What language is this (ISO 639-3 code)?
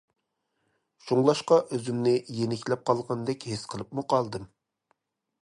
uig